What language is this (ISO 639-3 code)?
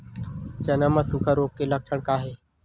hne